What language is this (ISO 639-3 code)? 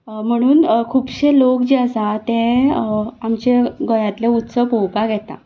kok